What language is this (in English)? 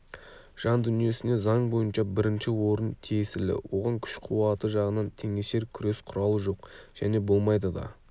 Kazakh